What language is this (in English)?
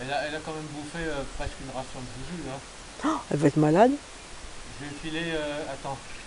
French